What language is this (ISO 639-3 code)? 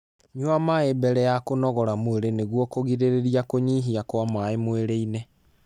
kik